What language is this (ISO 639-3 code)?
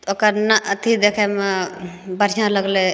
mai